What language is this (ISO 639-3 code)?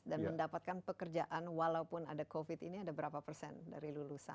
ind